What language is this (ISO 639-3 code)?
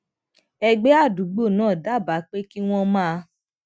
yor